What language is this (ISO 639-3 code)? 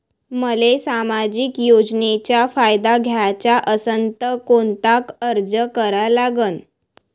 mar